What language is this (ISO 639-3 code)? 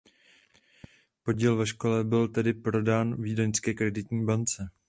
ces